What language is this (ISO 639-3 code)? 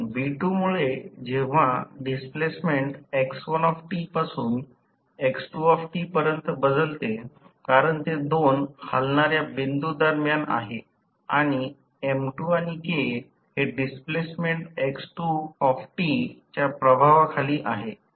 mar